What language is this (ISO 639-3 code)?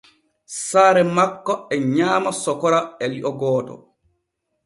fue